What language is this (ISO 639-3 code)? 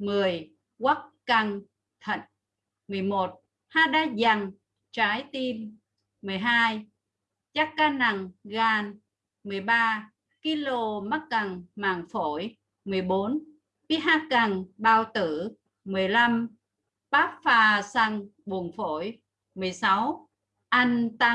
vie